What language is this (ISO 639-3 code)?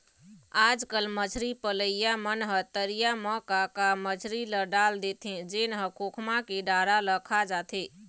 hne